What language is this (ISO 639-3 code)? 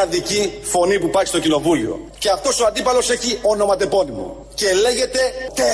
ell